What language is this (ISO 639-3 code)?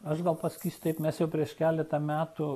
lit